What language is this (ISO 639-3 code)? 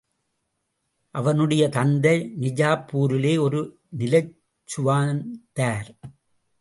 tam